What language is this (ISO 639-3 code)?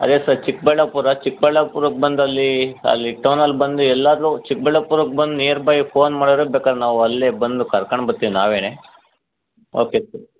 kan